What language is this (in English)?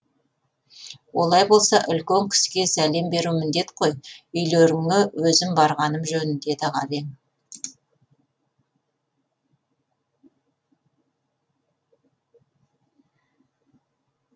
Kazakh